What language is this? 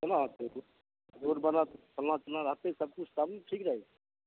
Maithili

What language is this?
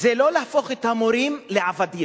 Hebrew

